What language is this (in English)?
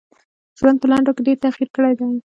Pashto